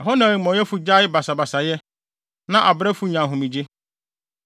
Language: Akan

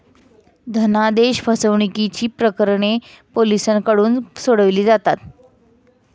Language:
Marathi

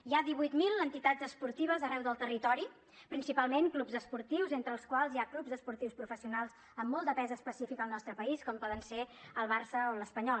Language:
Catalan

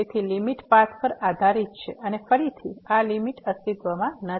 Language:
Gujarati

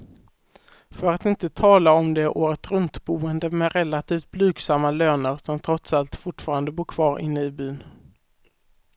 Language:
Swedish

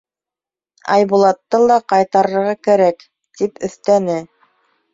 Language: Bashkir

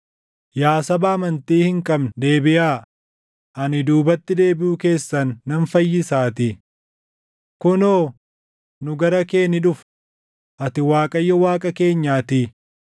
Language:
Oromo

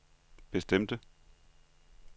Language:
Danish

